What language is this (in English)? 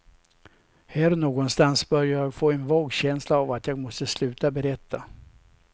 Swedish